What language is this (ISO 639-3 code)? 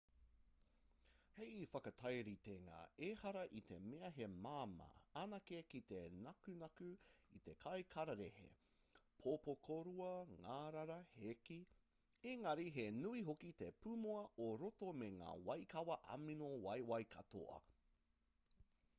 mri